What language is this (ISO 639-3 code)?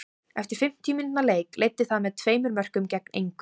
isl